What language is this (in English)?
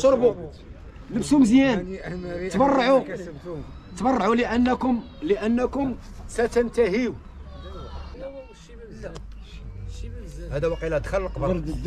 Arabic